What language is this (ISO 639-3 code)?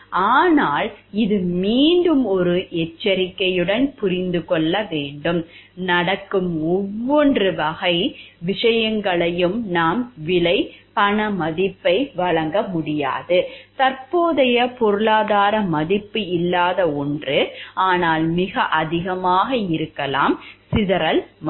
tam